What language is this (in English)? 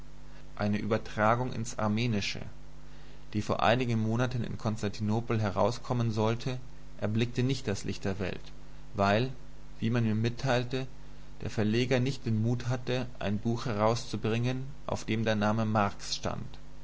German